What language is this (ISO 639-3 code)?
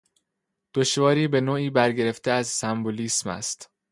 fas